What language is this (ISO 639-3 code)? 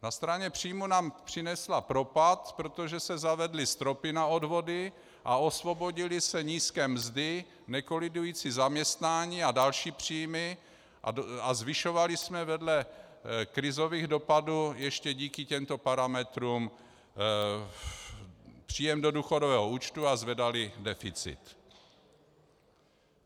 ces